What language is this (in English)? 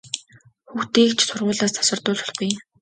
Mongolian